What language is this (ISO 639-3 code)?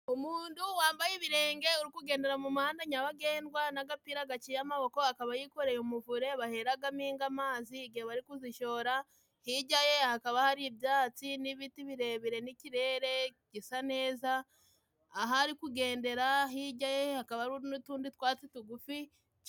kin